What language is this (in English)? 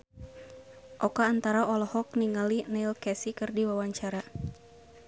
Sundanese